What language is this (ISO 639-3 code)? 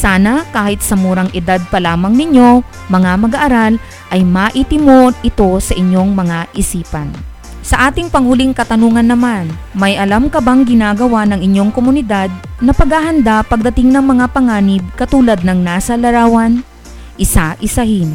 fil